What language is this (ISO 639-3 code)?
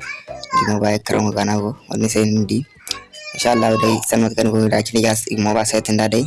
ind